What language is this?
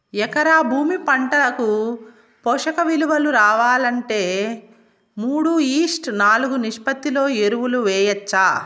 Telugu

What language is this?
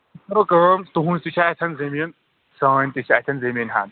Kashmiri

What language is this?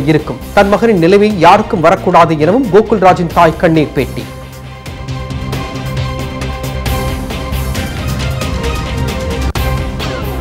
Turkish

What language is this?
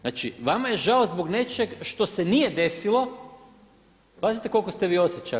Croatian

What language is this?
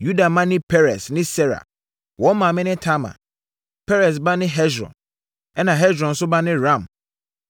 Akan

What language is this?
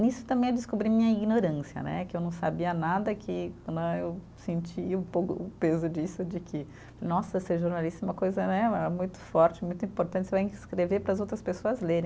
Portuguese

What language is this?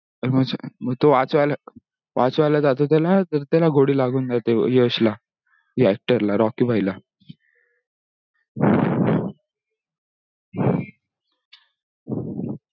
Marathi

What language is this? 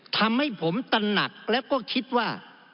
Thai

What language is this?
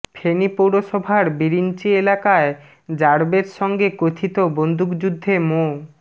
Bangla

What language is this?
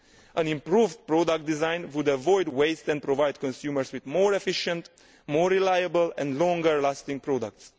English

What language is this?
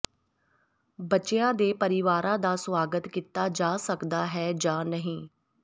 Punjabi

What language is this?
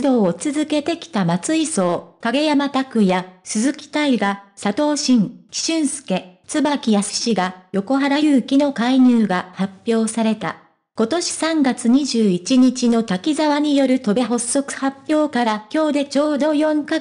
Japanese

